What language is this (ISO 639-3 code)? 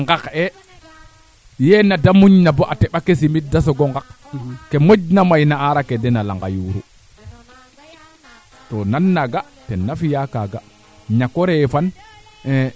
srr